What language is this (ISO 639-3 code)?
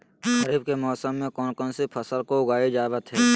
mag